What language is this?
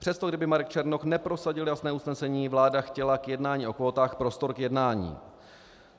Czech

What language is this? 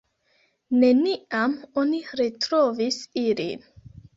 Esperanto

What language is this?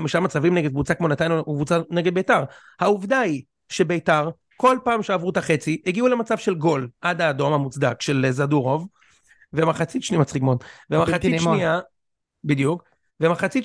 Hebrew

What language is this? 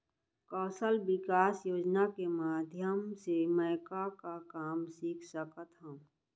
Chhattisgarhi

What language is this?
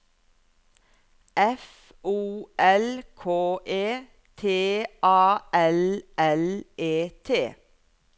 Norwegian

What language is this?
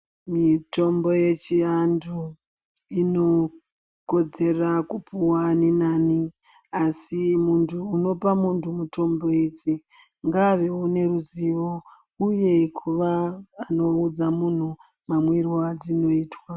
Ndau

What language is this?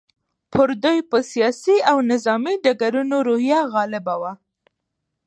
Pashto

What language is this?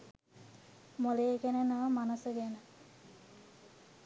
Sinhala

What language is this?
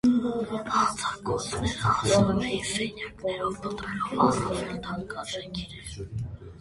Armenian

